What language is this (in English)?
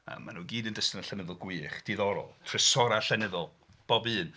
Welsh